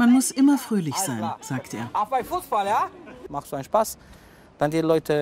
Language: German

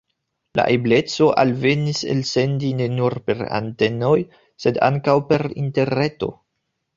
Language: Esperanto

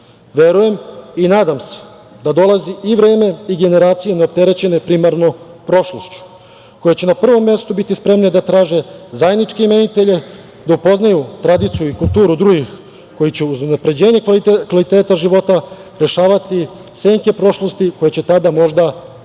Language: Serbian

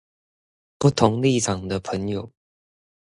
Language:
Chinese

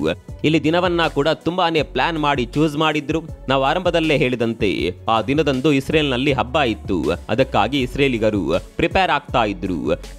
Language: Kannada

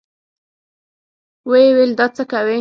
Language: Pashto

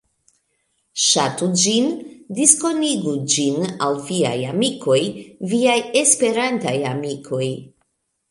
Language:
Esperanto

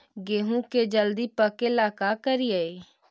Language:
Magahi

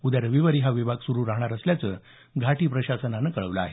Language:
Marathi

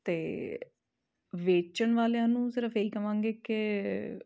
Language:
Punjabi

